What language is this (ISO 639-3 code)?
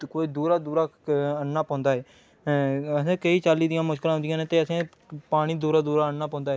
doi